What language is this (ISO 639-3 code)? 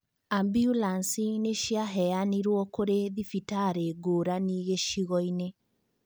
kik